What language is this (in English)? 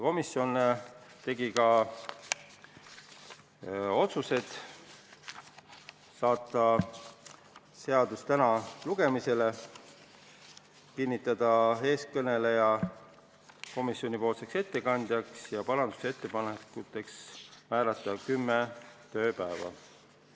Estonian